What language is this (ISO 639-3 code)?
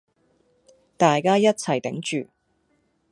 yue